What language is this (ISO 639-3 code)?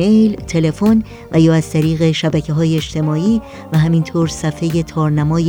fas